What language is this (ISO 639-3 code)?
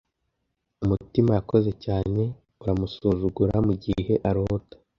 kin